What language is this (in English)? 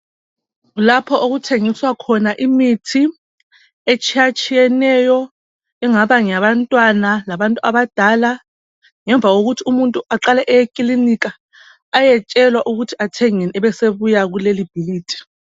North Ndebele